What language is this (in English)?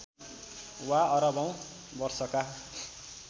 Nepali